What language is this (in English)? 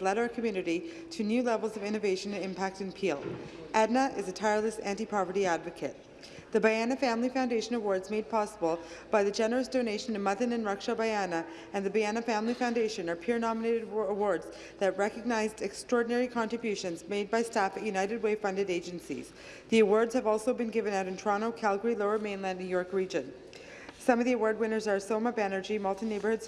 English